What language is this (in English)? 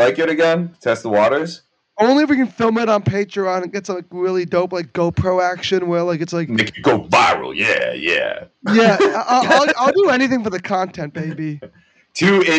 English